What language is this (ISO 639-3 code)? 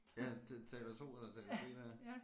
dan